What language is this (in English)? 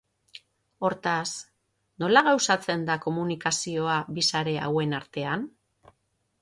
Basque